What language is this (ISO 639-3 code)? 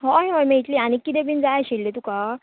kok